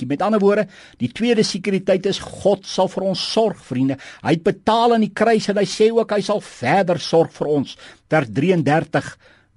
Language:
Dutch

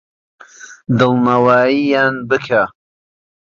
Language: Central Kurdish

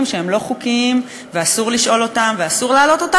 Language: Hebrew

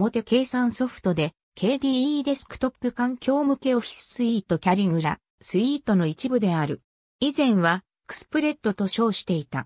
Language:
Japanese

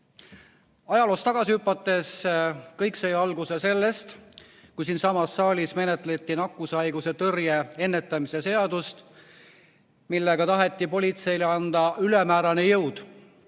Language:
Estonian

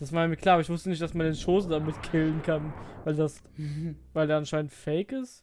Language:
German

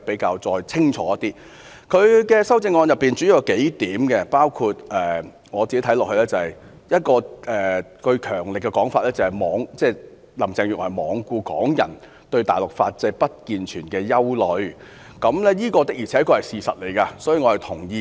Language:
Cantonese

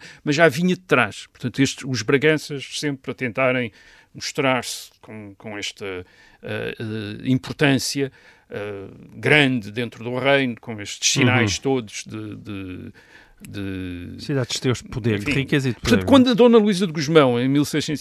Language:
Portuguese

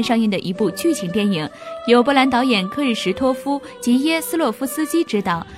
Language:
Chinese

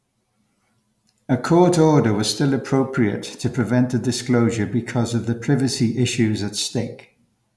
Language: English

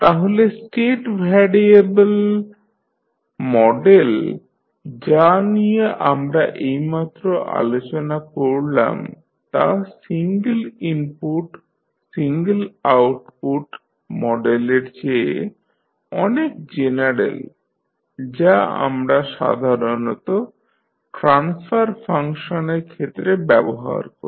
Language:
Bangla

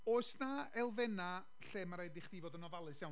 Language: Welsh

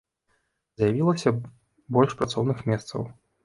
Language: Belarusian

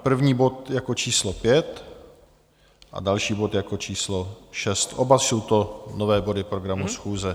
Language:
Czech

